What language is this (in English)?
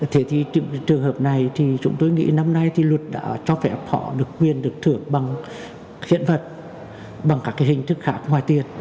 Vietnamese